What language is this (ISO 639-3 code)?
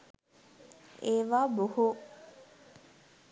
sin